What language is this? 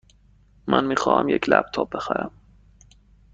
Persian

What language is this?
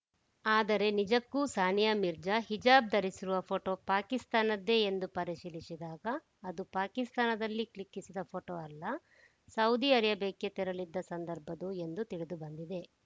Kannada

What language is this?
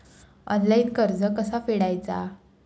Marathi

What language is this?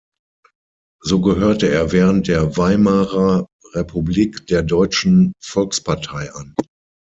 German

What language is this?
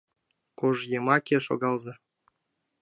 Mari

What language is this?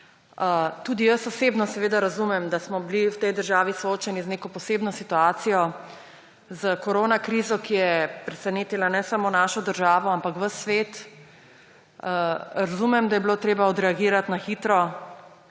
Slovenian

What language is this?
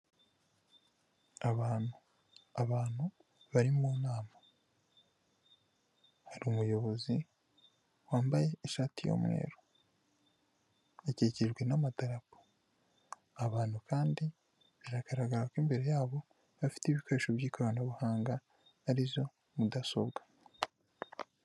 Kinyarwanda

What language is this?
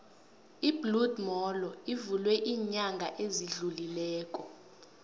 South Ndebele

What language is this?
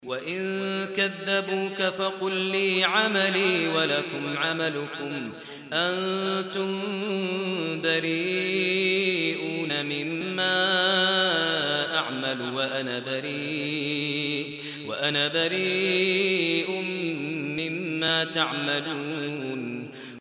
Arabic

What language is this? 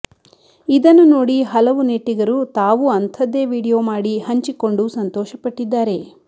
Kannada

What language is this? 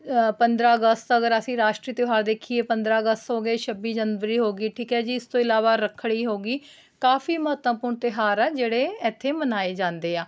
Punjabi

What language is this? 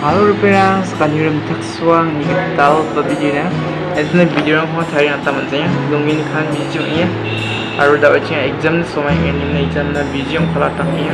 Indonesian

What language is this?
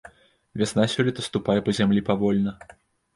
Belarusian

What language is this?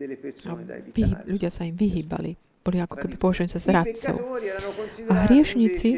Slovak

